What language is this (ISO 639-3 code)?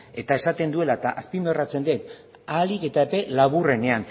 eus